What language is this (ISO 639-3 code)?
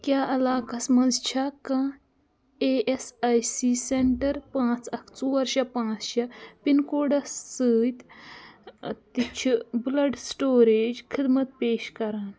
kas